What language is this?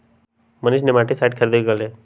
Magahi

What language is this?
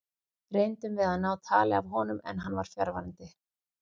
Icelandic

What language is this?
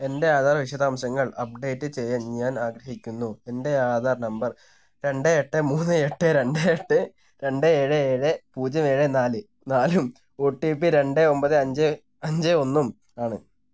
Malayalam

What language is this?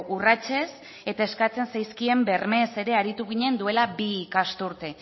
Basque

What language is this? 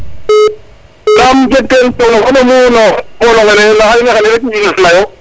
Serer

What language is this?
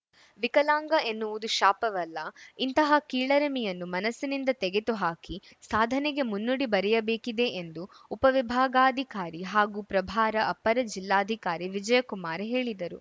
Kannada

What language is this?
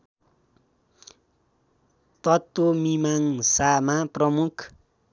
Nepali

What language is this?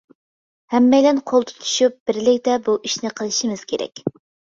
Uyghur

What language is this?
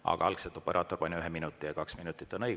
Estonian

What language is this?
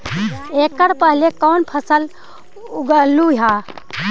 Magahi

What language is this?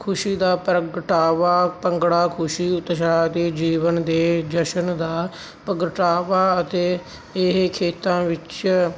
Punjabi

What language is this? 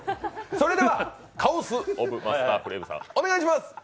Japanese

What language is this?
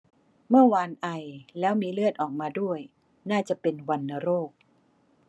Thai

